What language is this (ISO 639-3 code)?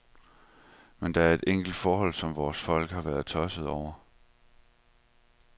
dan